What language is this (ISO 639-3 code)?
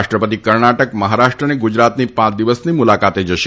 guj